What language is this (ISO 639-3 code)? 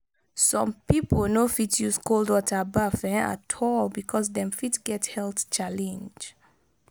pcm